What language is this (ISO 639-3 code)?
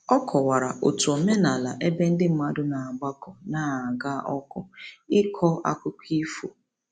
ibo